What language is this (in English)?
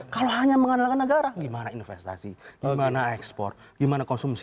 Indonesian